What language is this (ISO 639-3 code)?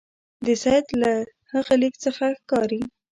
pus